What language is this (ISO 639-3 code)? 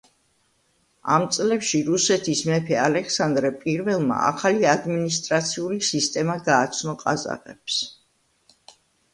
kat